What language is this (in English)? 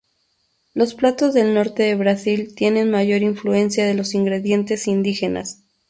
Spanish